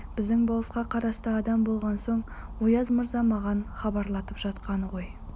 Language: Kazakh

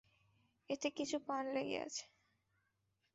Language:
Bangla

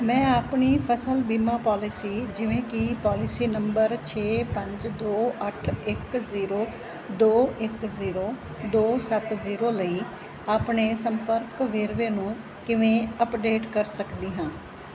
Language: Punjabi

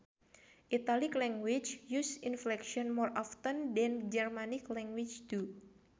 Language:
Sundanese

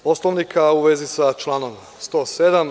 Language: Serbian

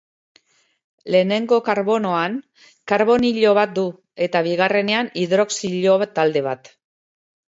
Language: Basque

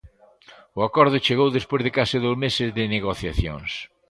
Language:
Galician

